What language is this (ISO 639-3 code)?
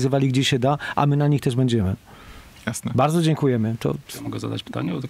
pol